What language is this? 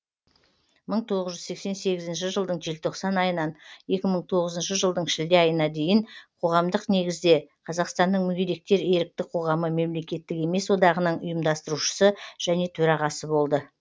Kazakh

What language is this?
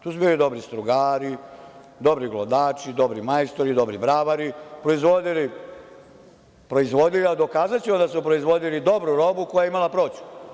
Serbian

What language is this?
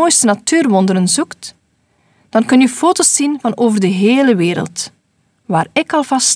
Dutch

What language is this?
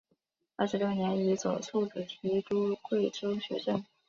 Chinese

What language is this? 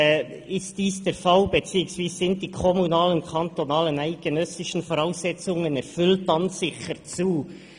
Swiss German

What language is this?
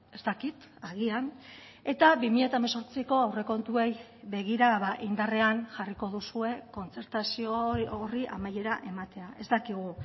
Basque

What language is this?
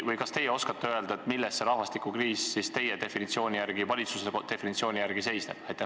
Estonian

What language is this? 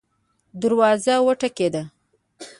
Pashto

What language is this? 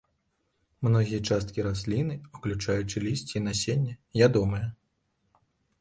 Belarusian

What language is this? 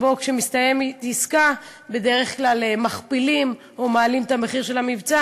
Hebrew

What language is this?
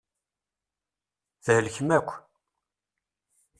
Kabyle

